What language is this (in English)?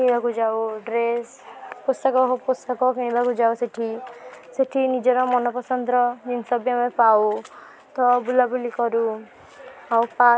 Odia